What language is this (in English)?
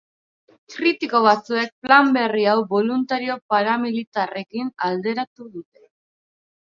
Basque